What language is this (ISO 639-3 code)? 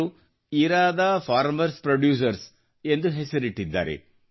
kan